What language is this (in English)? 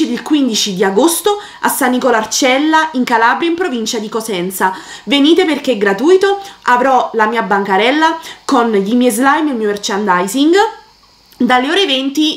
Italian